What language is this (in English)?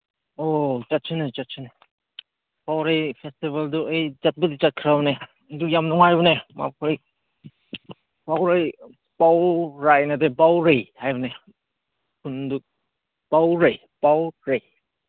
Manipuri